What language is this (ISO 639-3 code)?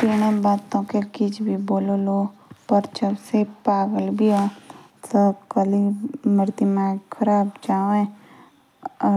jns